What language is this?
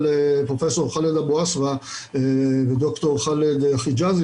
Hebrew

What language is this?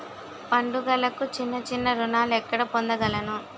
Telugu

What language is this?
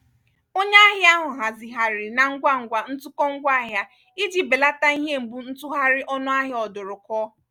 Igbo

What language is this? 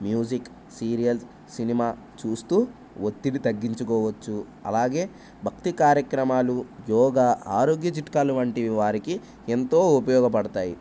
Telugu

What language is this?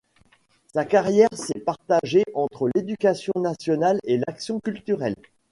French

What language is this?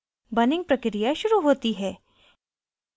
Hindi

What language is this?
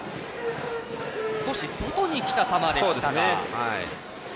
Japanese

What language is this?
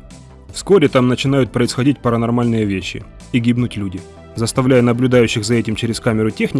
Russian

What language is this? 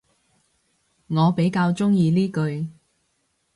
Cantonese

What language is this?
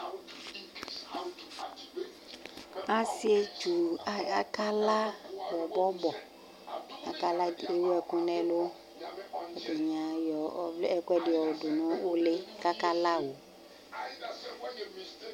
Ikposo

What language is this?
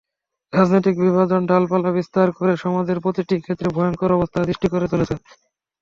Bangla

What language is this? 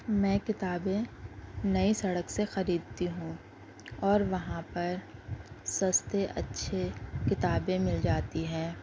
Urdu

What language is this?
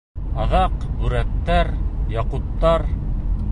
Bashkir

